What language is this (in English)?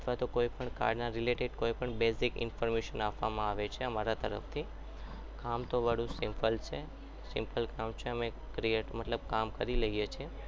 Gujarati